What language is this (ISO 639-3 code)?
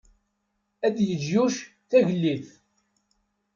kab